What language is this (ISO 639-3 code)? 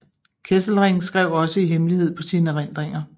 dan